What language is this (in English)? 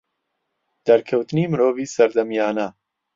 Central Kurdish